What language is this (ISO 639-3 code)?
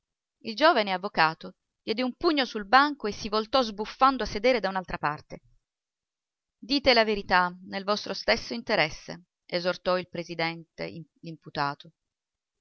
ita